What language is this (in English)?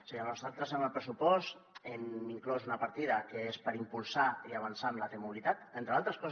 Catalan